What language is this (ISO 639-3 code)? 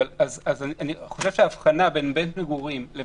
heb